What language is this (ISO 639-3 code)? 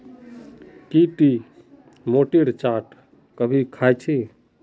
mag